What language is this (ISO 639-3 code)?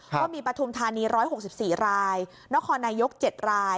tha